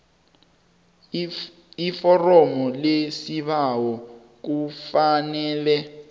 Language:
South Ndebele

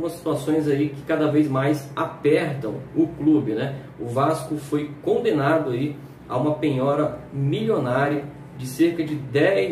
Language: Portuguese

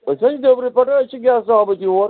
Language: Kashmiri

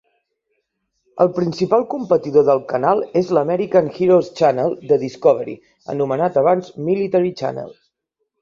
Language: Catalan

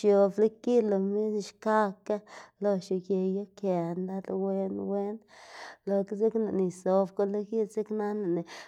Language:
Xanaguía Zapotec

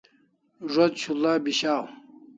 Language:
Kalasha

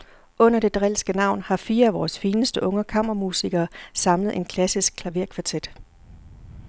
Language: Danish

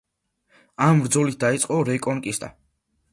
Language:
Georgian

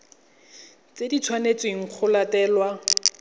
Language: Tswana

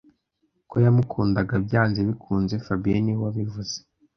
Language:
Kinyarwanda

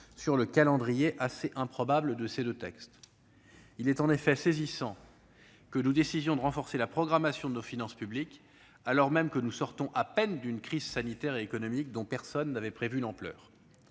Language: French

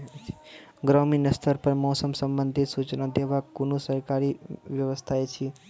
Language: Maithili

